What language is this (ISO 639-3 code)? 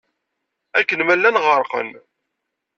kab